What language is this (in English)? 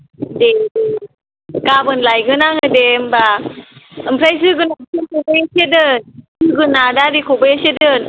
Bodo